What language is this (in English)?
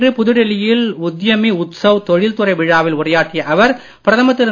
Tamil